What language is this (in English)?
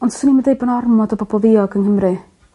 Welsh